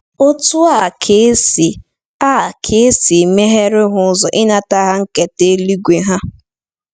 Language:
Igbo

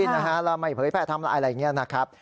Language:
Thai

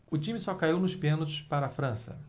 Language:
Portuguese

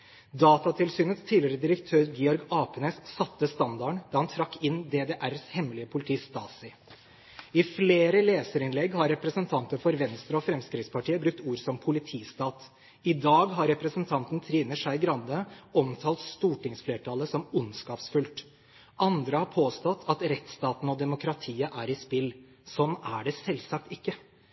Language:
Norwegian Bokmål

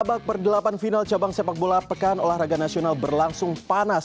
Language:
Indonesian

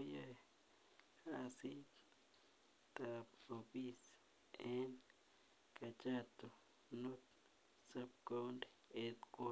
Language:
Kalenjin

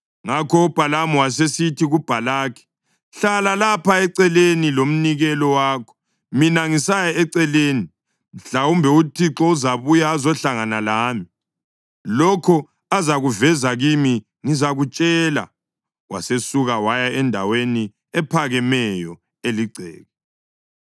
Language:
North Ndebele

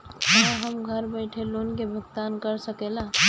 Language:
Bhojpuri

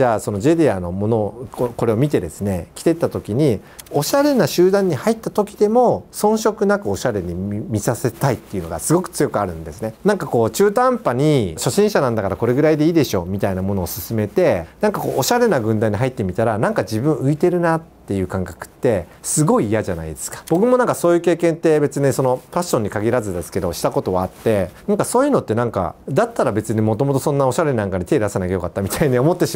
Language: Japanese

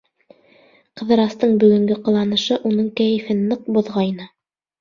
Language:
Bashkir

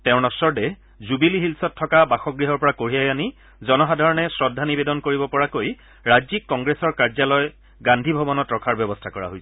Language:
Assamese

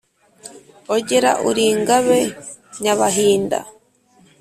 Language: Kinyarwanda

